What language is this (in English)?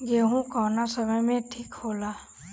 Bhojpuri